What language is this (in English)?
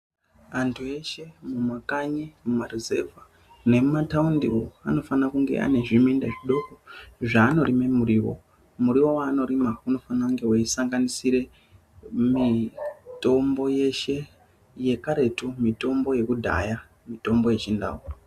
Ndau